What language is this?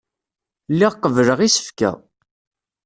Kabyle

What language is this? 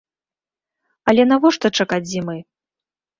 Belarusian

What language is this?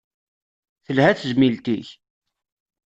Kabyle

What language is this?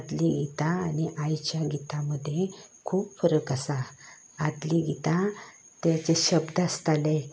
Konkani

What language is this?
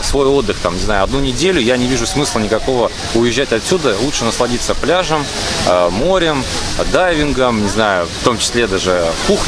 Russian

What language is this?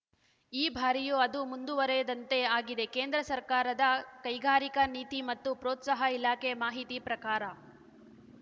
Kannada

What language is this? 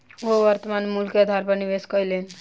Maithili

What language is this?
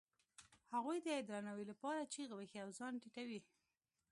Pashto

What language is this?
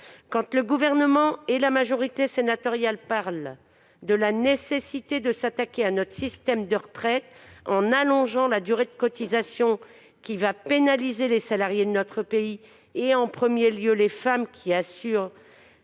French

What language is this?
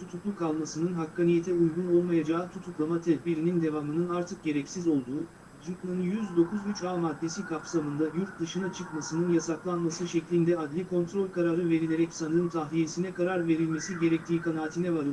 Turkish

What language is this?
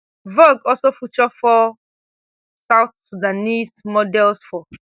Nigerian Pidgin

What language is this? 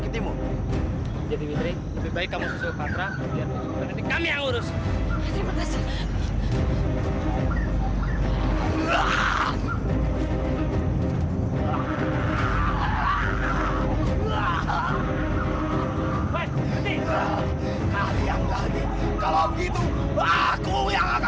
Indonesian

